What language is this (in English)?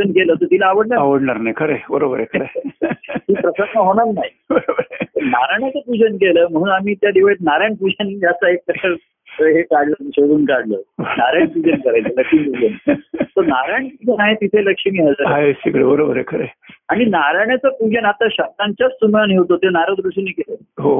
Marathi